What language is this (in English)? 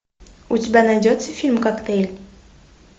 Russian